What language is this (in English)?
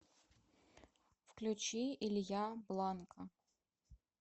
Russian